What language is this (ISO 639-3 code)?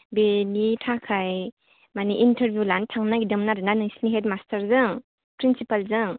brx